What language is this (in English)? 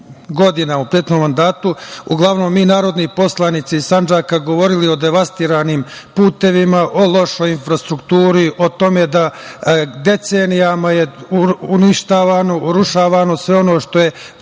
Serbian